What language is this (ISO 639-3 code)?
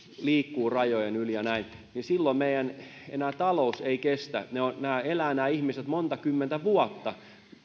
fin